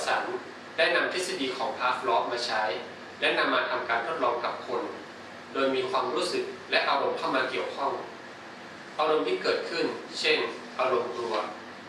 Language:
Thai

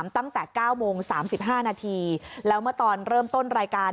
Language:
Thai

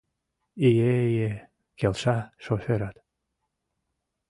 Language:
Mari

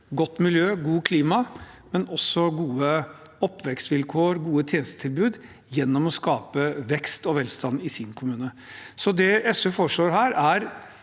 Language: Norwegian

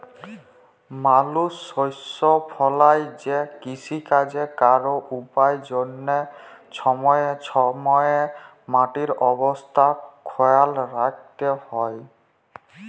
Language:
Bangla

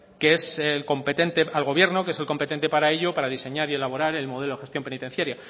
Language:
Spanish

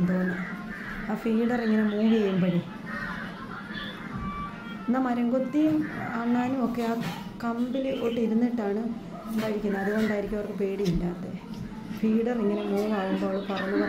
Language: Thai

